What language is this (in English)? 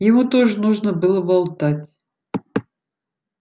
Russian